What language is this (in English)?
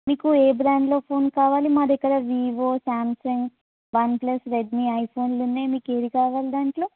Telugu